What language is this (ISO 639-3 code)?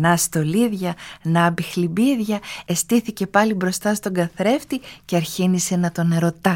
ell